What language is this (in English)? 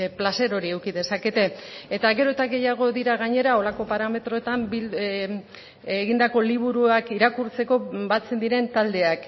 Basque